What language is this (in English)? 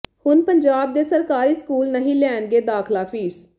Punjabi